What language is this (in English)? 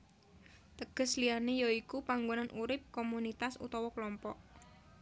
Javanese